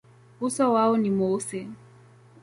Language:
Swahili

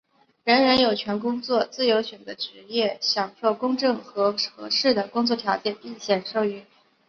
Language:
Chinese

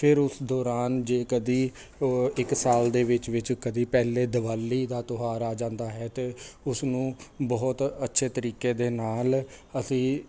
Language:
Punjabi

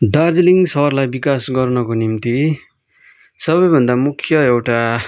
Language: Nepali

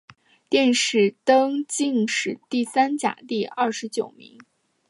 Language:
Chinese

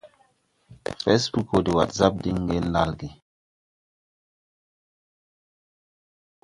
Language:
Tupuri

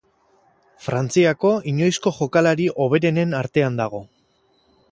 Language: Basque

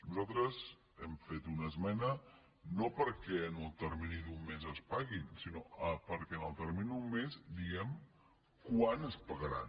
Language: Catalan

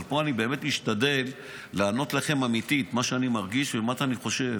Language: Hebrew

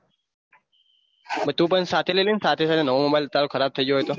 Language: Gujarati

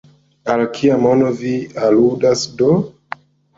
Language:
Esperanto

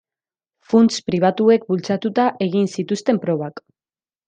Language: Basque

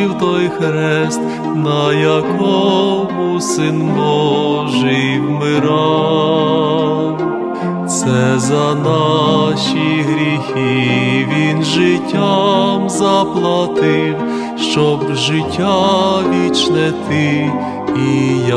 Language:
Ukrainian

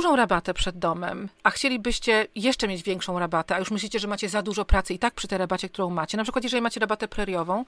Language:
Polish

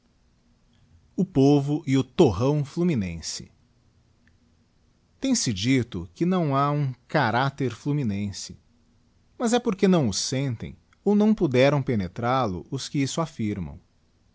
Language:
Portuguese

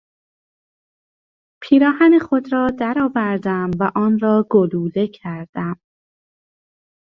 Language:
Persian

